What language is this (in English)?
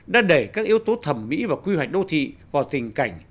Vietnamese